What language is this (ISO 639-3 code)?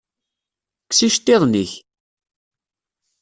kab